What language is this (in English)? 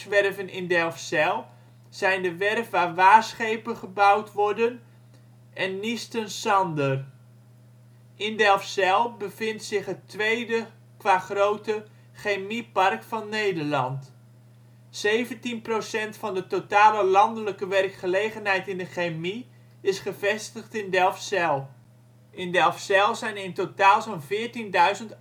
Dutch